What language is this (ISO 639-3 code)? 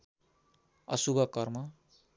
nep